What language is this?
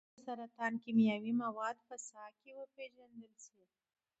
Pashto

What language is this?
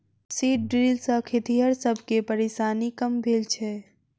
Maithili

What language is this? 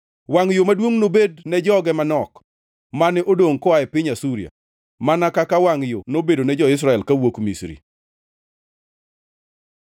Luo (Kenya and Tanzania)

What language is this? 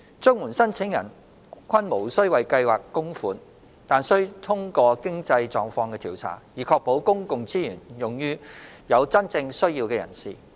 Cantonese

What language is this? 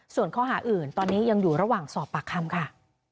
Thai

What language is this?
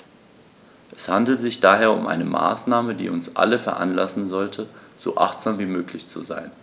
German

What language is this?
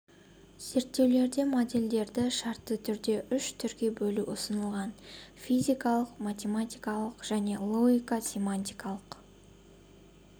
Kazakh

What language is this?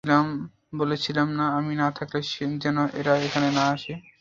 Bangla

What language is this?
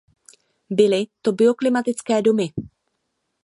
Czech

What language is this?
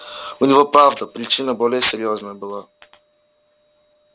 Russian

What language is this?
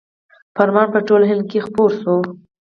Pashto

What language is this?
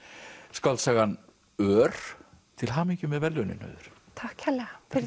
Icelandic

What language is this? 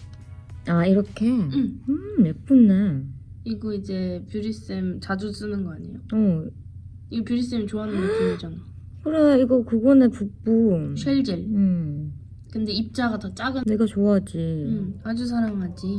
Korean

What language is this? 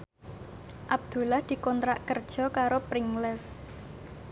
Javanese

